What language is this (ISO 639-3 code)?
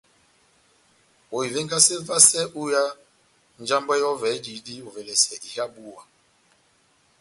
bnm